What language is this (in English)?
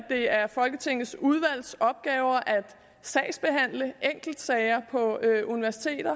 Danish